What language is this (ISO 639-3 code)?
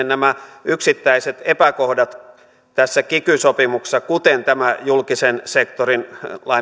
fin